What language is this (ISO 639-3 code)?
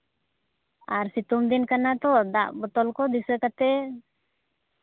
sat